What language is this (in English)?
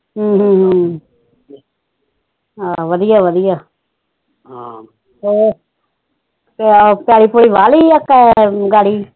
Punjabi